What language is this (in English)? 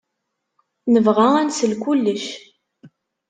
Kabyle